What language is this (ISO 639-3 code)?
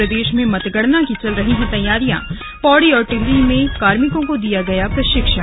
hin